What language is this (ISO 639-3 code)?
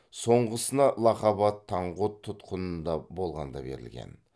kaz